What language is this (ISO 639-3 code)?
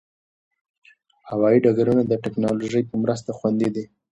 pus